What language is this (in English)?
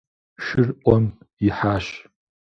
Kabardian